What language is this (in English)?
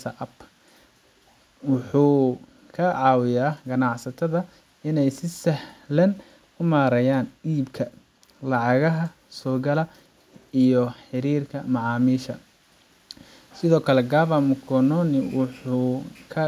Somali